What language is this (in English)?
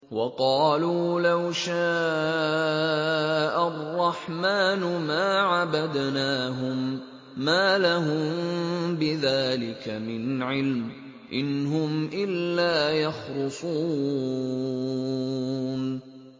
Arabic